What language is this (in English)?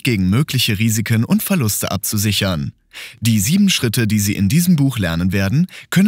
German